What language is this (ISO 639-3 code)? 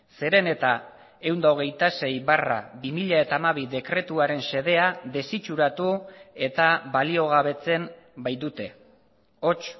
eus